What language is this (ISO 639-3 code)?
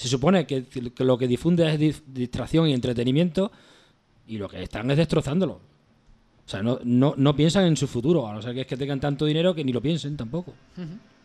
spa